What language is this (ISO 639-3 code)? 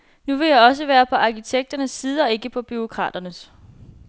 dan